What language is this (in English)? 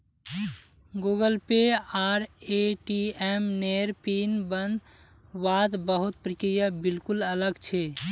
Magahi